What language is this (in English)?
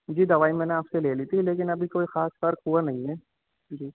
Urdu